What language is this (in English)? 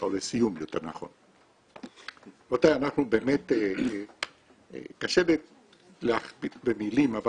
Hebrew